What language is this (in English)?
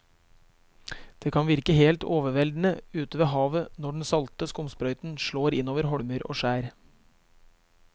Norwegian